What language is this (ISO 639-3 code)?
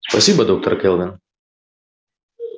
rus